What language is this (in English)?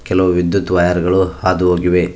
Kannada